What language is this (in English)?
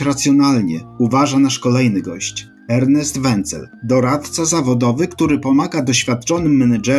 Polish